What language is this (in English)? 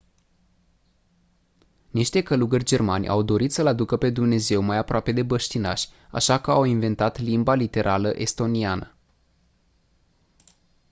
Romanian